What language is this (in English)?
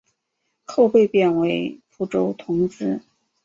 Chinese